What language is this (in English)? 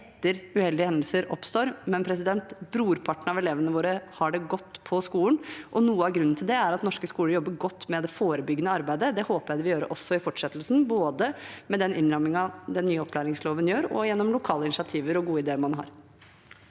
Norwegian